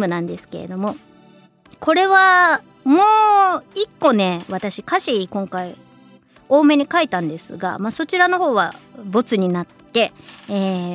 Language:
Japanese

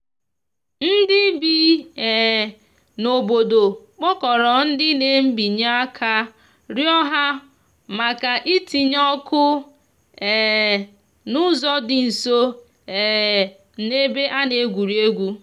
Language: Igbo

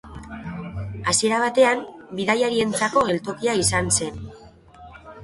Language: Basque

